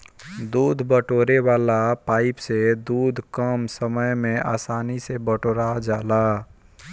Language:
Bhojpuri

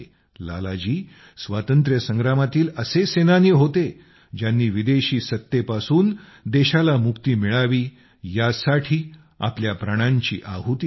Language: Marathi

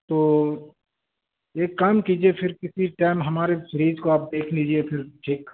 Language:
Urdu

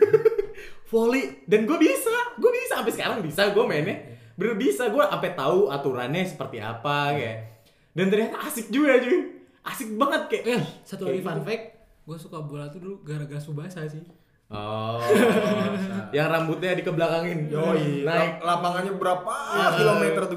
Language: Indonesian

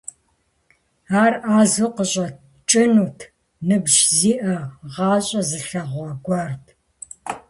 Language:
Kabardian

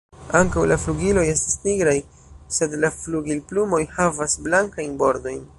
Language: Esperanto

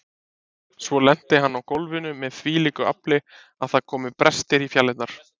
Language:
Icelandic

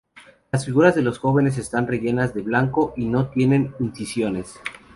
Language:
Spanish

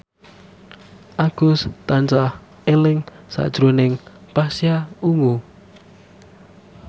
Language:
Javanese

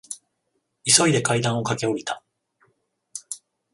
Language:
Japanese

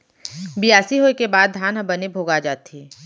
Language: Chhattisgarhi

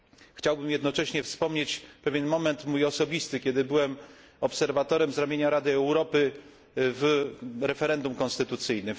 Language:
Polish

